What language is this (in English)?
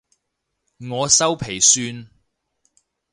Cantonese